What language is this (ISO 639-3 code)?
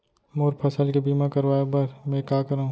hne